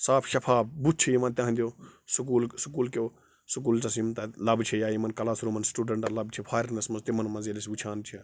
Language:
Kashmiri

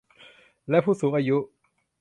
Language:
Thai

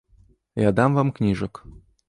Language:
Belarusian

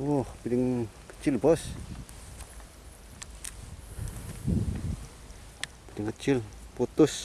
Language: Indonesian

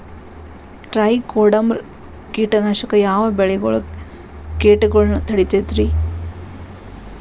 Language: Kannada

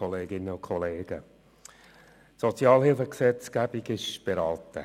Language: Swiss German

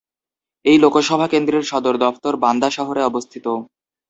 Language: Bangla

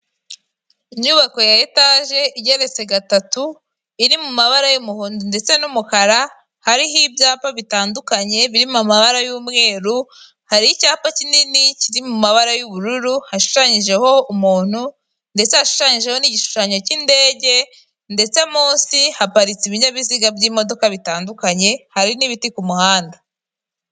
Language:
Kinyarwanda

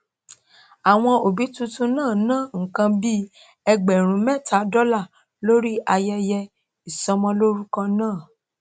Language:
Yoruba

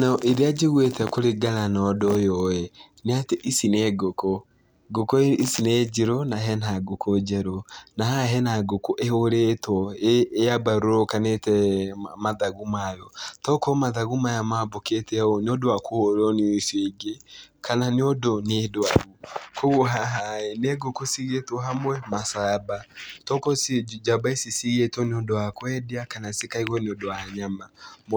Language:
Kikuyu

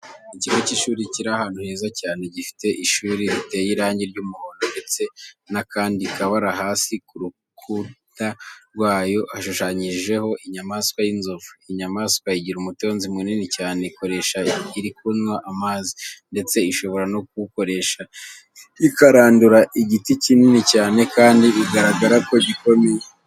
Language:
Kinyarwanda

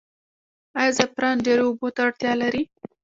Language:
Pashto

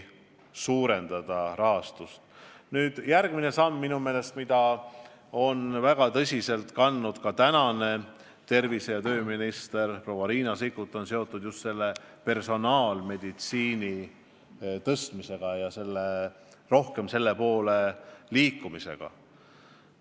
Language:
Estonian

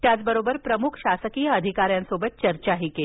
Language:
Marathi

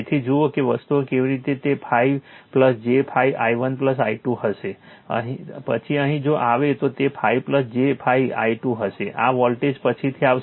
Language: Gujarati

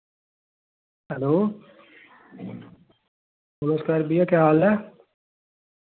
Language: Dogri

